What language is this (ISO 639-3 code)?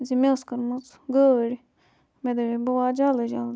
kas